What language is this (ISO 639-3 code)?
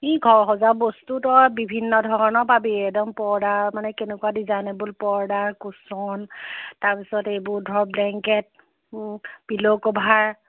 asm